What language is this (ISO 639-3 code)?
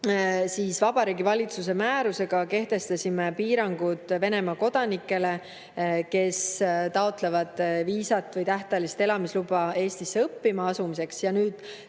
est